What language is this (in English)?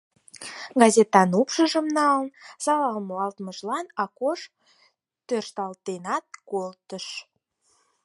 Mari